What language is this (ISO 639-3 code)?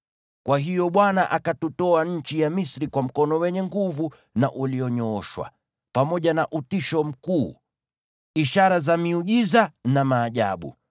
swa